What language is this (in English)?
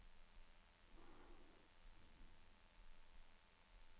Norwegian